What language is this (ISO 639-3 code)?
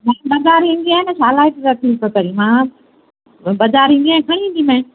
snd